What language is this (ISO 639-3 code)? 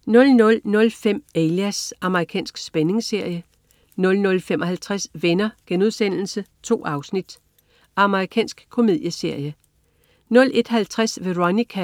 dan